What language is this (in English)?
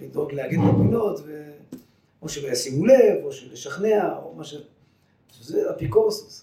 Hebrew